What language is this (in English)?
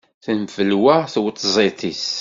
Kabyle